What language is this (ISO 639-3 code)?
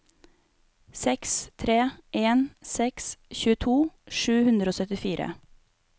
nor